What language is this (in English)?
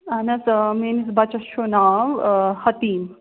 Kashmiri